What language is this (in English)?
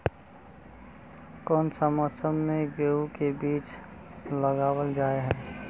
Magahi